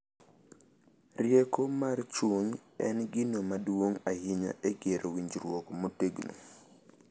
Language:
Luo (Kenya and Tanzania)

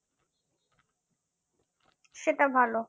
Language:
Bangla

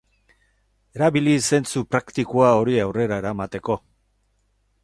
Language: Basque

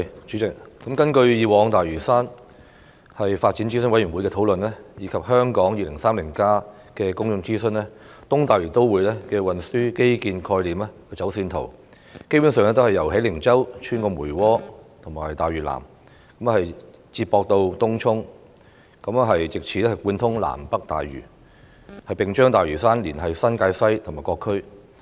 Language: Cantonese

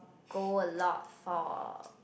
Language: English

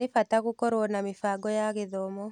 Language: Kikuyu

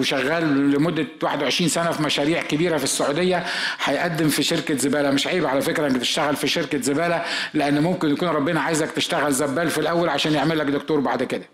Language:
Arabic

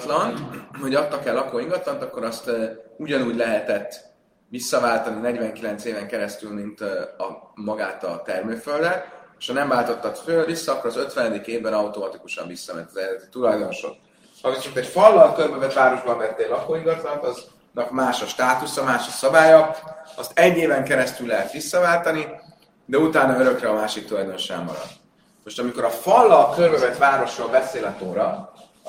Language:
Hungarian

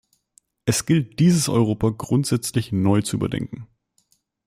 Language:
German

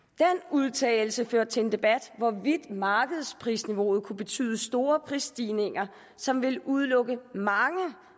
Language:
Danish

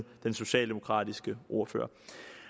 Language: Danish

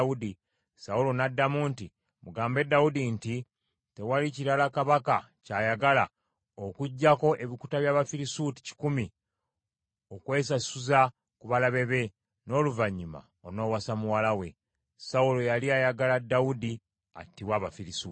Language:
Ganda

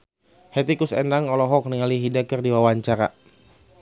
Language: Sundanese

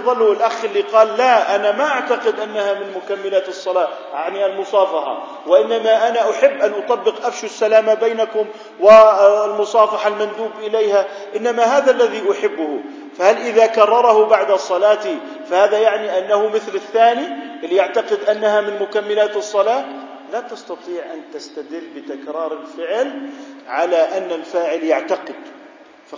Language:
Arabic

